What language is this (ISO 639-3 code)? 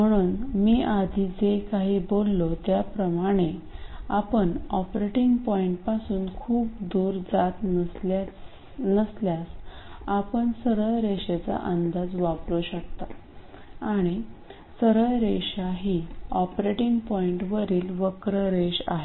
mar